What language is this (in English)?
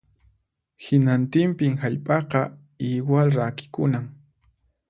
Puno Quechua